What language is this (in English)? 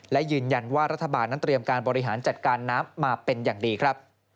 Thai